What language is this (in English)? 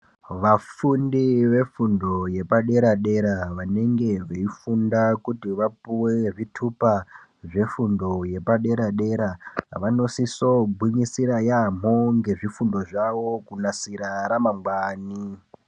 Ndau